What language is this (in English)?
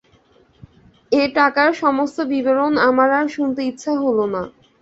Bangla